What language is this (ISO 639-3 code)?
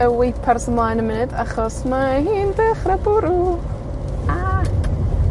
cym